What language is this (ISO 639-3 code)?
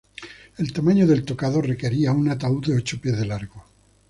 spa